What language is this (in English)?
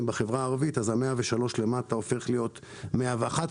Hebrew